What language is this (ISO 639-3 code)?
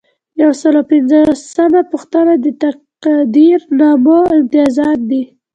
pus